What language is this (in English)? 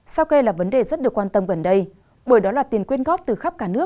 Vietnamese